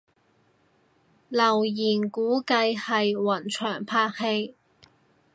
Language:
Cantonese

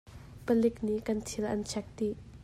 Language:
Hakha Chin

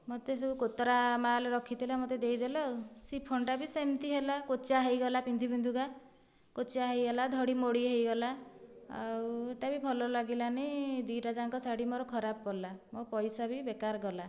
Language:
Odia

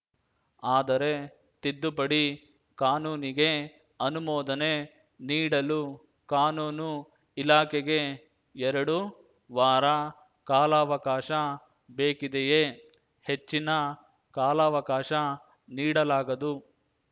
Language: Kannada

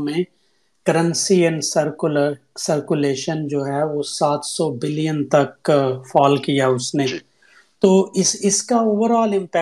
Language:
Urdu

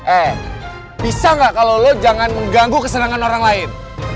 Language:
Indonesian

